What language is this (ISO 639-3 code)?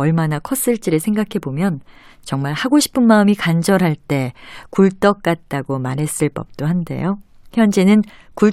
kor